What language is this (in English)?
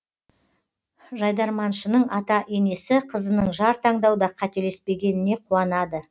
Kazakh